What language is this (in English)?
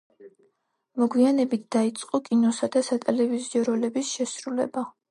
Georgian